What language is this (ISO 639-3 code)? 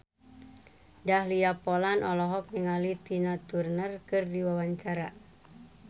sun